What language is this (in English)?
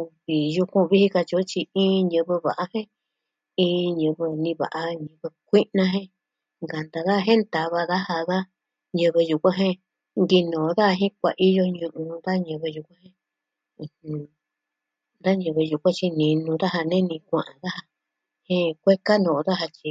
Southwestern Tlaxiaco Mixtec